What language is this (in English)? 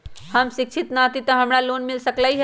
Magahi